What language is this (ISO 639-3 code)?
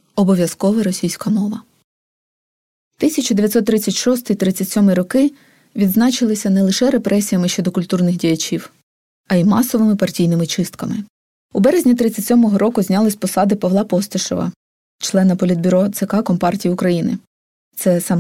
ukr